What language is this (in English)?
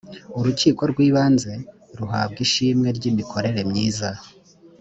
Kinyarwanda